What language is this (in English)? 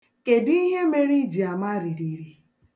Igbo